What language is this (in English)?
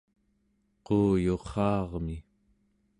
Central Yupik